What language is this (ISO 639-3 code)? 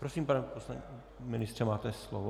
ces